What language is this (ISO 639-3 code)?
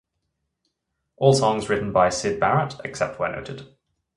eng